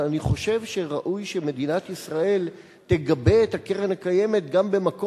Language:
Hebrew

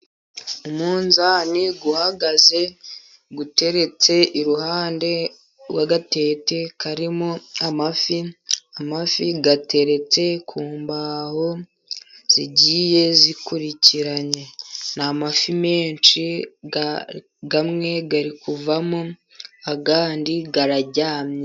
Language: Kinyarwanda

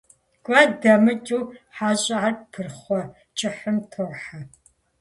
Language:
Kabardian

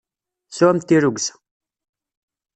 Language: Kabyle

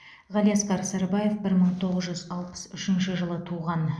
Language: Kazakh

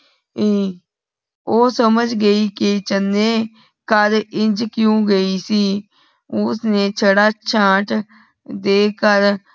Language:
Punjabi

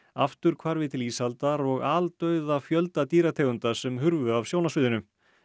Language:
Icelandic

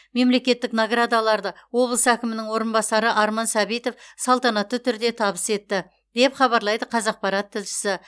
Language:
Kazakh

